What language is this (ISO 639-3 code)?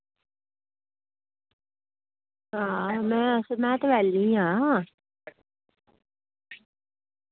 doi